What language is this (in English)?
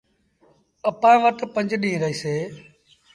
Sindhi Bhil